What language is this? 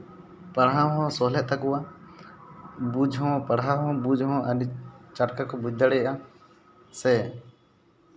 Santali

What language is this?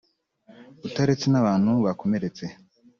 Kinyarwanda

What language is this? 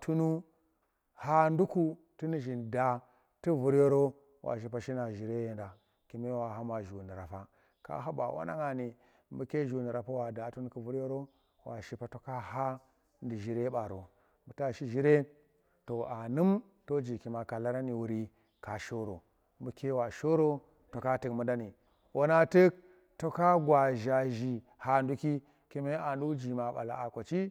Tera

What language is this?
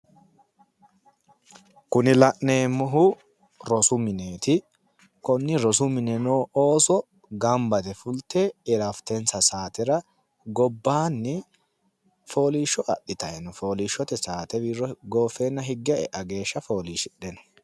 Sidamo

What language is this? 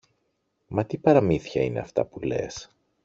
Greek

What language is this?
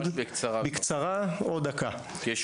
Hebrew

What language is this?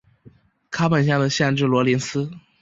Chinese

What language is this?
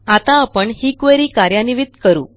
Marathi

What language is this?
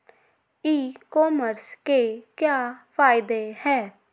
Magahi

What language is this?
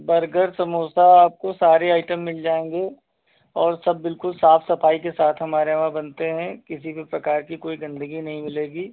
Hindi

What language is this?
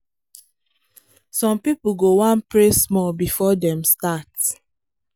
Nigerian Pidgin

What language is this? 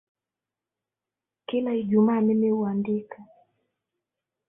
Swahili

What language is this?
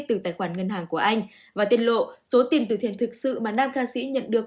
Vietnamese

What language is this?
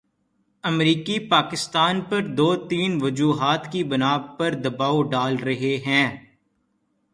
Urdu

